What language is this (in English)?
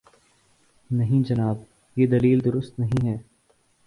Urdu